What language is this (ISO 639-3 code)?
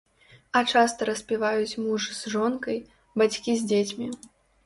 bel